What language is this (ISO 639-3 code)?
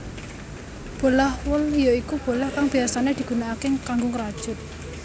jav